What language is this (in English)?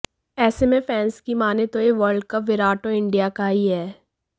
Hindi